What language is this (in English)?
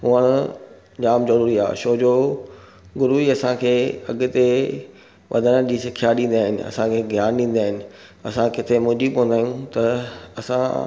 Sindhi